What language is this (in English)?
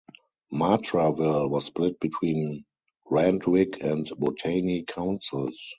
English